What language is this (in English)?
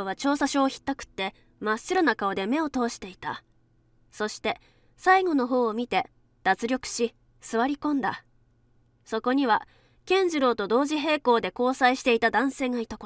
Japanese